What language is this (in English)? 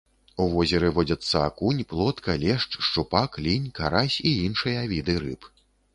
Belarusian